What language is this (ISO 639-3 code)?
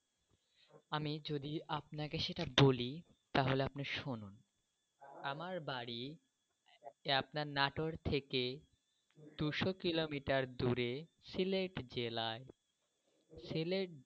ben